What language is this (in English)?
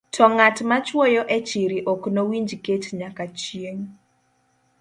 Luo (Kenya and Tanzania)